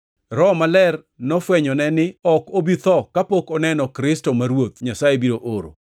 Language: Luo (Kenya and Tanzania)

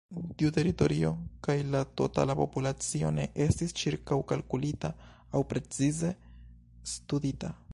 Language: Esperanto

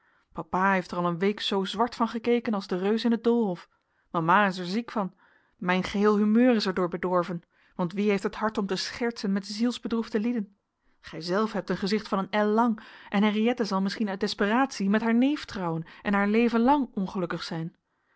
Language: Dutch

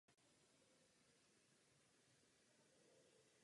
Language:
Czech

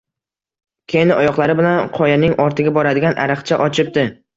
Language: Uzbek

